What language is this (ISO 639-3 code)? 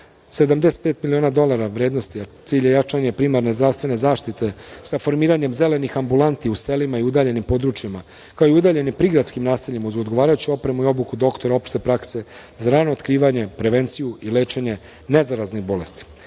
srp